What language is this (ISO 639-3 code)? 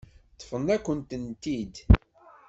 kab